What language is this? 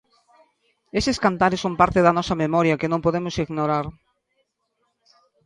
Galician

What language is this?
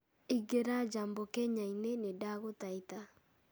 Kikuyu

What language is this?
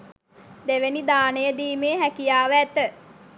Sinhala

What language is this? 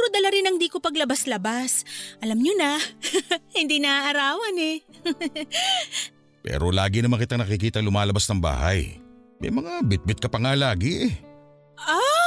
Filipino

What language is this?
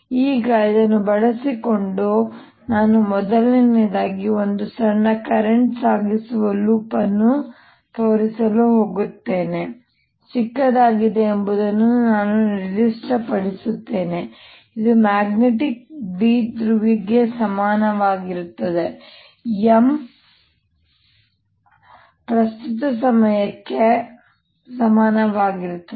Kannada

